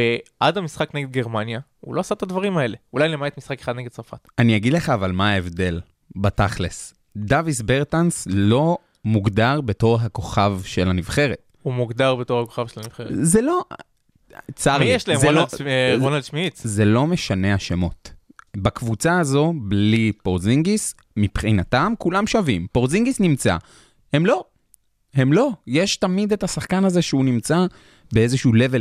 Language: Hebrew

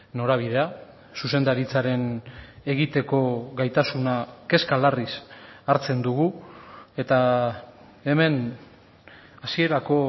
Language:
Basque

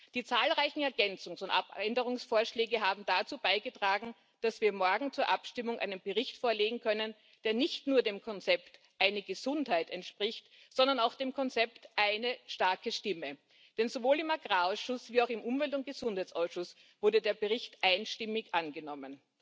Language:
German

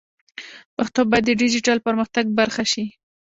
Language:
Pashto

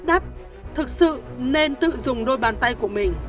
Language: Vietnamese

